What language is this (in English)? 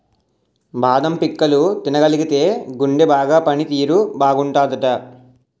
Telugu